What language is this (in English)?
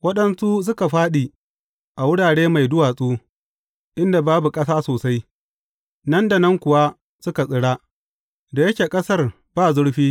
Hausa